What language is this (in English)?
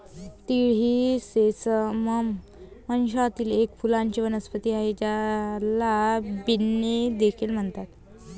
Marathi